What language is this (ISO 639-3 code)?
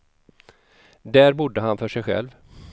swe